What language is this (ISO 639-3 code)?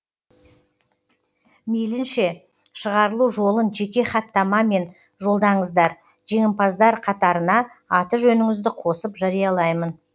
kaz